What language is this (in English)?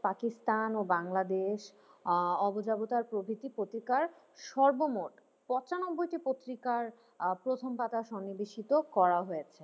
Bangla